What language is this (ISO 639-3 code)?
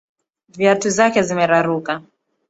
swa